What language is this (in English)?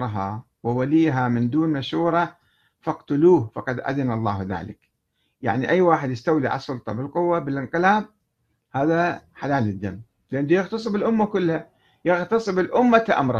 Arabic